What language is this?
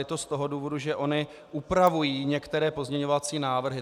Czech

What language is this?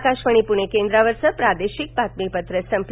Marathi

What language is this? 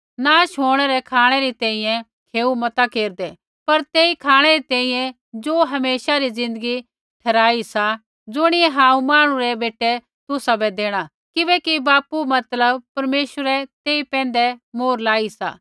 Kullu Pahari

